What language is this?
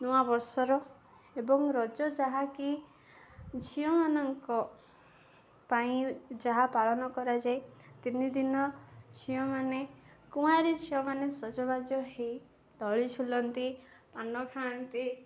Odia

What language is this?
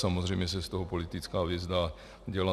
Czech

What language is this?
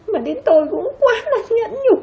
Vietnamese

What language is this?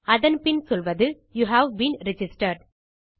Tamil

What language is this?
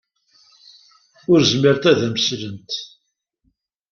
Kabyle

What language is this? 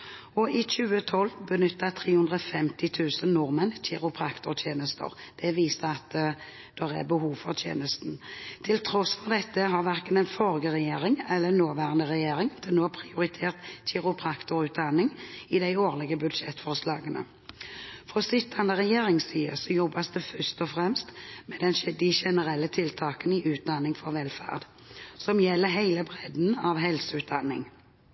Norwegian Bokmål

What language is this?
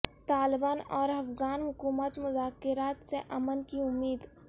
Urdu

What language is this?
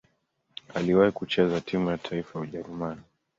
Swahili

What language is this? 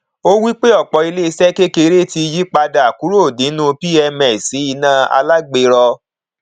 Yoruba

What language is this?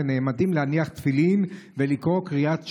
Hebrew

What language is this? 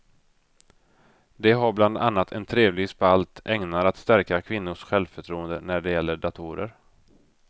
Swedish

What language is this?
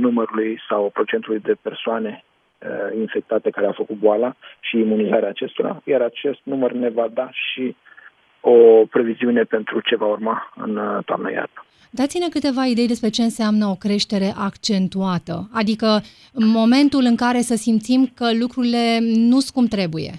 Romanian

